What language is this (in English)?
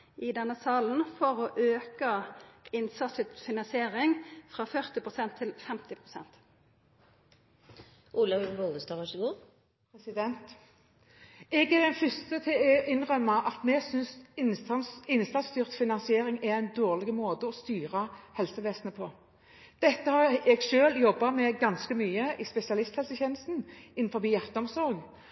Norwegian